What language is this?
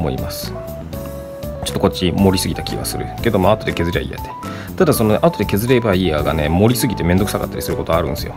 Japanese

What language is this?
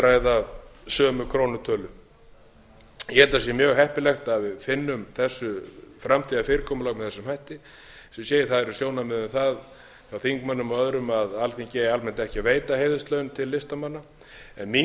Icelandic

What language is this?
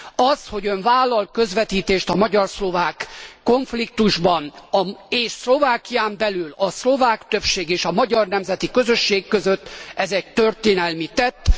Hungarian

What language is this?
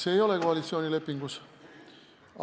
Estonian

